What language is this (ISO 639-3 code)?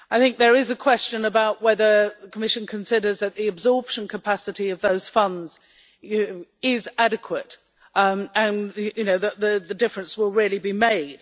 eng